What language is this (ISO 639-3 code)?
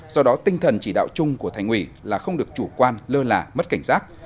vie